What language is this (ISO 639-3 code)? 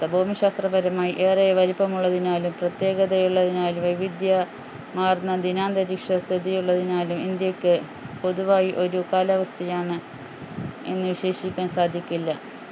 mal